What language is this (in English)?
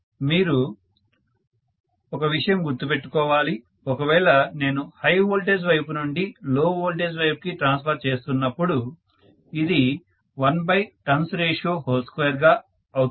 Telugu